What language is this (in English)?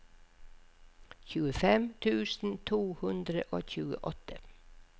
Norwegian